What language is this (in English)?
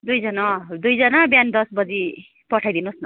Nepali